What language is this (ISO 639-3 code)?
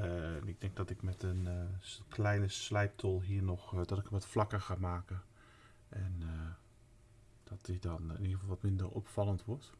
nld